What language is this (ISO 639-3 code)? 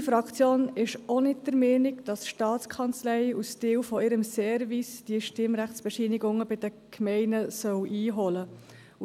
gsw